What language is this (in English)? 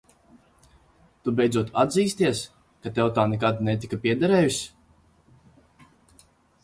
Latvian